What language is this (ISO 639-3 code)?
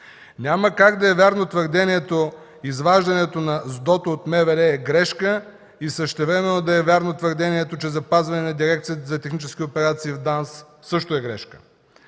bul